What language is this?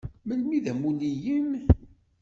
Kabyle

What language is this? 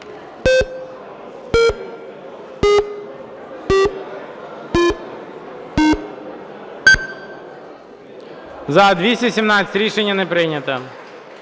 Ukrainian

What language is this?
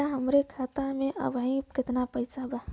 Bhojpuri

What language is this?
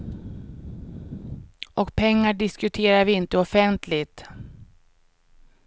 Swedish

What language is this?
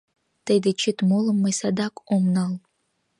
Mari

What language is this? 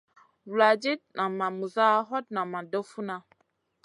Masana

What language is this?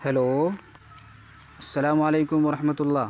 Urdu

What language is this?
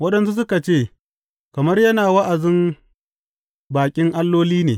Hausa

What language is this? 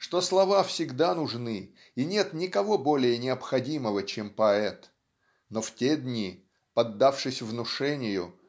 Russian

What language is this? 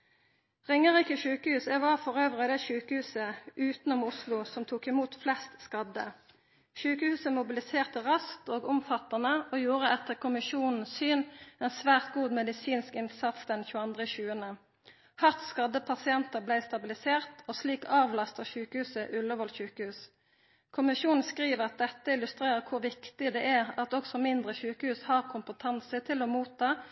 Norwegian Nynorsk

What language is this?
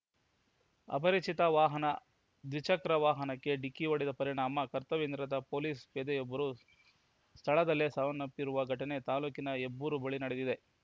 Kannada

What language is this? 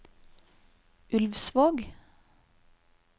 Norwegian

